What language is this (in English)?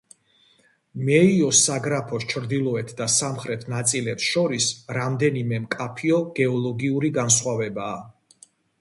Georgian